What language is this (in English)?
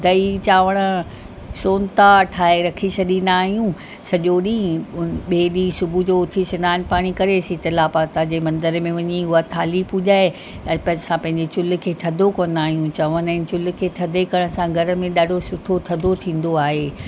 Sindhi